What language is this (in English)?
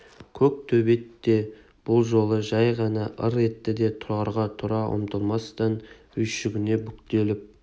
Kazakh